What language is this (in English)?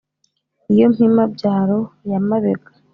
Kinyarwanda